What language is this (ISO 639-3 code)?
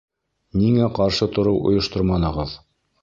bak